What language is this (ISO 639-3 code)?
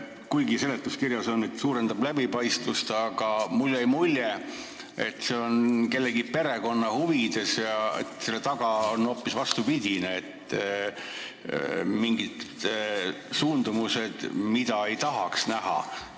est